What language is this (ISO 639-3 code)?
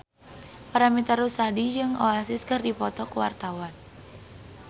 sun